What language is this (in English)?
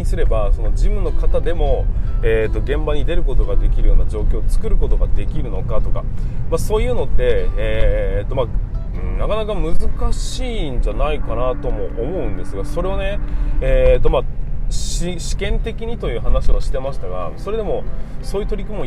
Japanese